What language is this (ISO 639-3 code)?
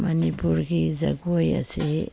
mni